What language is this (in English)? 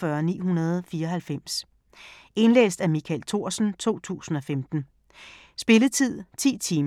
Danish